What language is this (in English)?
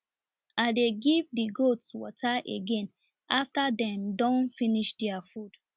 Nigerian Pidgin